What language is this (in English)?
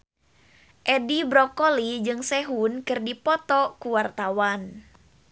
Sundanese